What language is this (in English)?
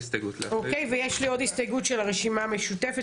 Hebrew